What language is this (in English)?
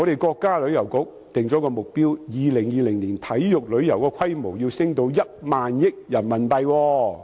Cantonese